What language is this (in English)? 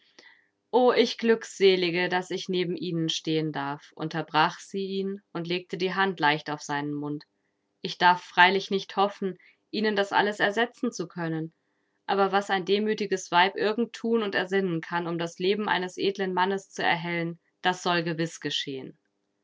German